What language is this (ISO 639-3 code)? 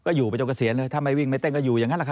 tha